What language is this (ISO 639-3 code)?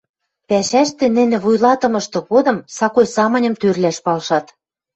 mrj